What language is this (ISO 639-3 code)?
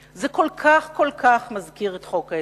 heb